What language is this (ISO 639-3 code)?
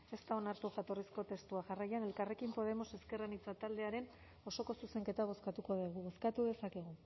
eus